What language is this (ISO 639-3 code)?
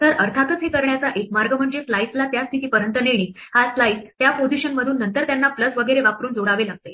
mar